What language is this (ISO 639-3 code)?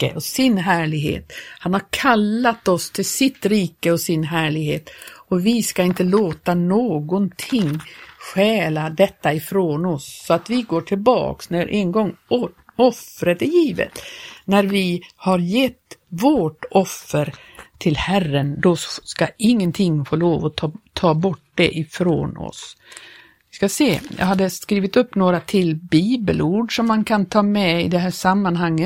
swe